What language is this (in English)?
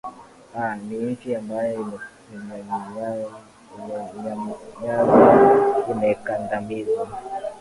Swahili